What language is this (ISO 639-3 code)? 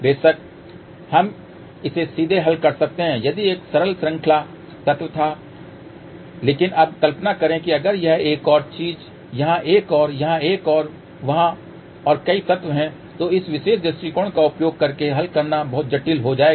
hin